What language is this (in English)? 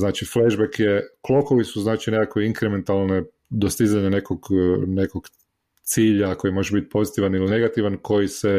Croatian